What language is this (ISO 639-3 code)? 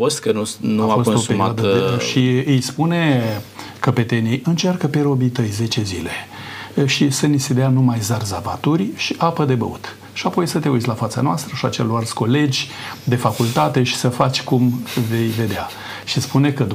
ron